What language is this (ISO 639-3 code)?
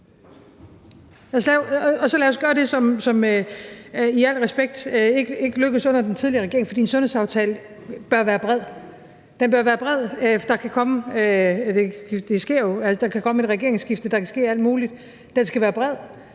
dan